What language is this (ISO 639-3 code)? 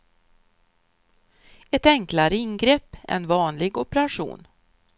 swe